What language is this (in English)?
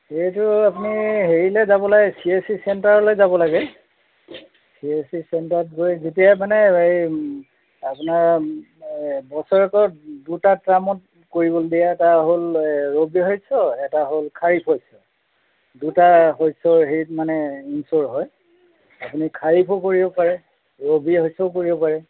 Assamese